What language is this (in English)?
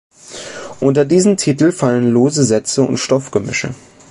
German